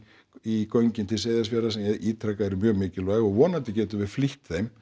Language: Icelandic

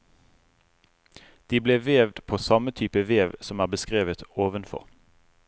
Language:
Norwegian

